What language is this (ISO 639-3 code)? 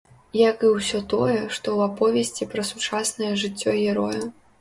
bel